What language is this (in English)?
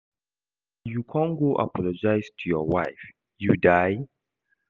Nigerian Pidgin